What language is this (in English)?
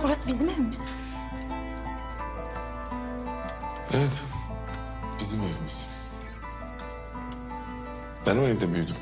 Turkish